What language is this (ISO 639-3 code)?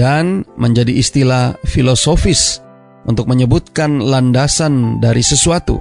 ind